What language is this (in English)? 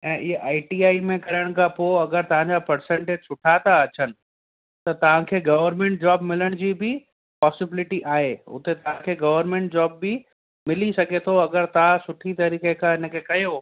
Sindhi